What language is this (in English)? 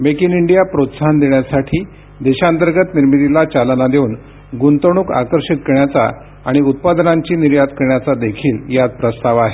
Marathi